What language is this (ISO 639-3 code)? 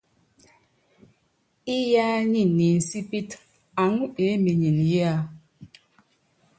yav